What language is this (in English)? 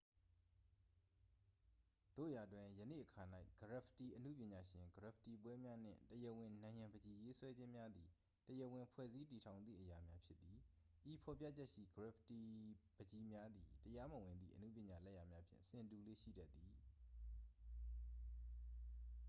Burmese